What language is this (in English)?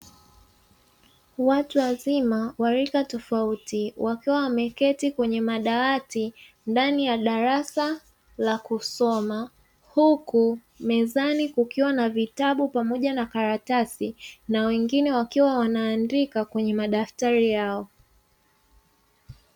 Swahili